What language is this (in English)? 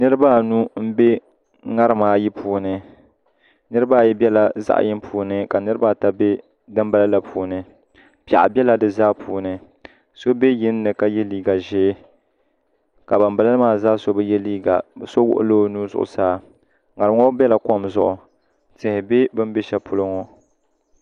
Dagbani